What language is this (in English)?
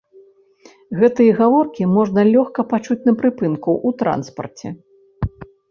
Belarusian